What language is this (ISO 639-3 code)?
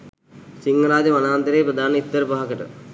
sin